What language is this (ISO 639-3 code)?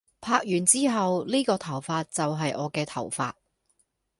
yue